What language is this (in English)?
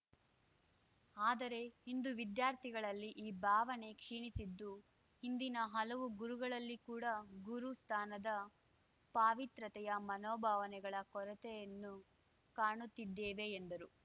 Kannada